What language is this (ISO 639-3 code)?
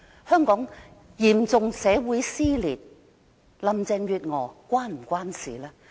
yue